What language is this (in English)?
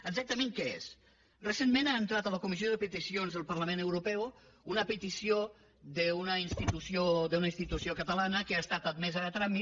Catalan